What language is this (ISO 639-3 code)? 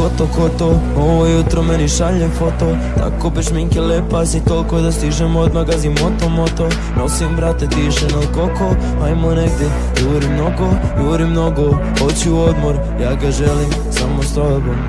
bos